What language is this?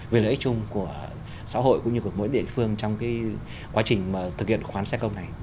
Vietnamese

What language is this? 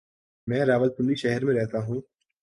Urdu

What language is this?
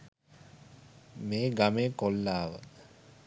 Sinhala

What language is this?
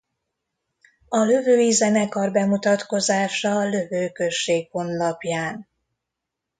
Hungarian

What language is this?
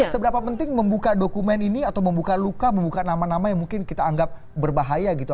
Indonesian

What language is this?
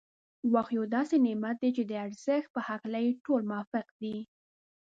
Pashto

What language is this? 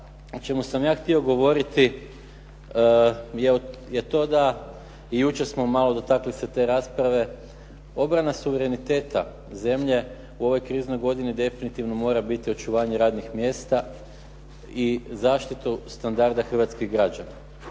Croatian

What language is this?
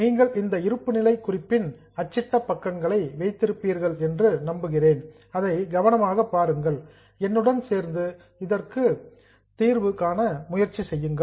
Tamil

